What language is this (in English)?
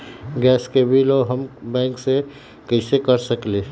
Magahi